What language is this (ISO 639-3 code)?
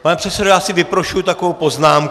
ces